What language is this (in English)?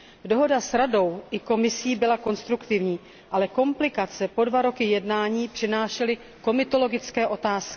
Czech